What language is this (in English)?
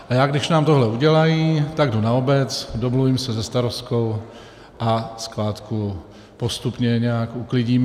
Czech